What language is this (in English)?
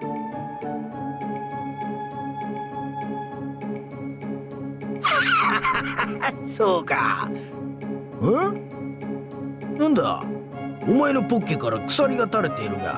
Japanese